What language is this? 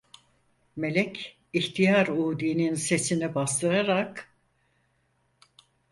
Turkish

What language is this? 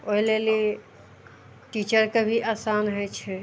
Maithili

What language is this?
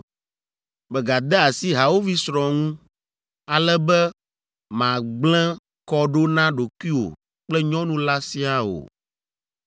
Ewe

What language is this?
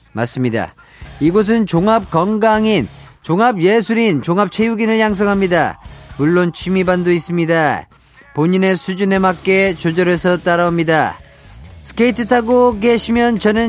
Korean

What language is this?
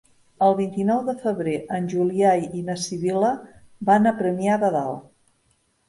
Catalan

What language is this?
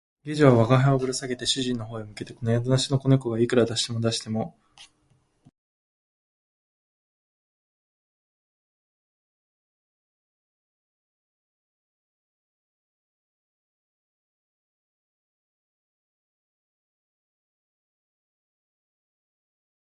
Japanese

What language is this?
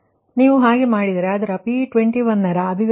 Kannada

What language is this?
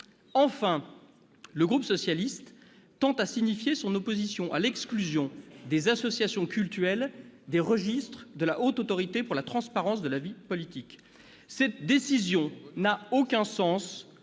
French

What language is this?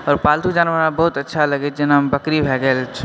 Maithili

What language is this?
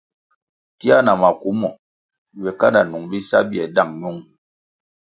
Kwasio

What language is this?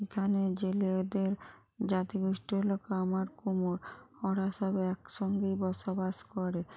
Bangla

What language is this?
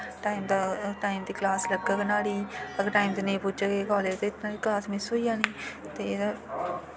Dogri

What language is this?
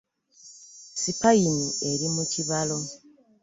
Ganda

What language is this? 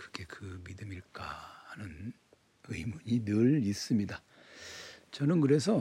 Korean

